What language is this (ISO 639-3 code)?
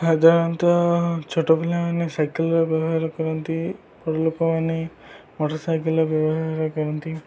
ori